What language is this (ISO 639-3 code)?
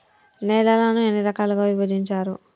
tel